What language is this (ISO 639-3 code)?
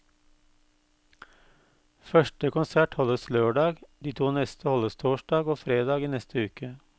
nor